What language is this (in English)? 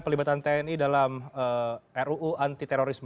Indonesian